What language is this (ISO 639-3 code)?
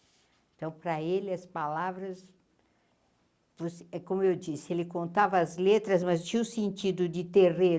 por